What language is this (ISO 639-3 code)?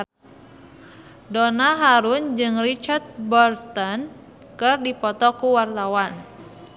sun